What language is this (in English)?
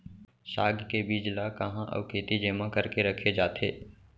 Chhattisgarhi